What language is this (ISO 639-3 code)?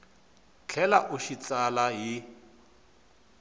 tso